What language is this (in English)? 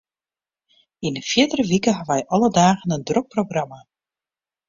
Western Frisian